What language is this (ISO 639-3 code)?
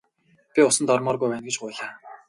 mon